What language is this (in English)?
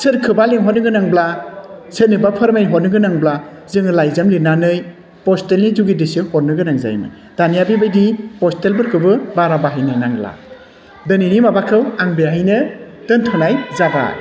Bodo